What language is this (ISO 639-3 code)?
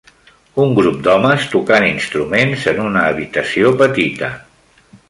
cat